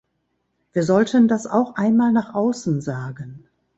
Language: German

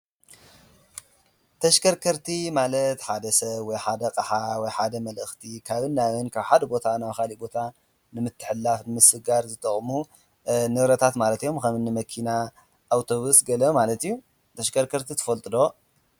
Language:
Tigrinya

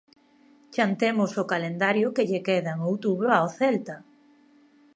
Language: Galician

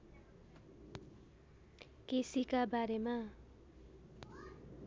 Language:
Nepali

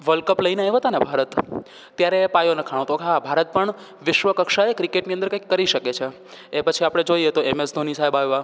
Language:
Gujarati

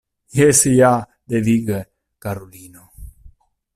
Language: Esperanto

